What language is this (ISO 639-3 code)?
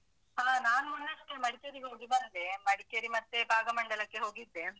kan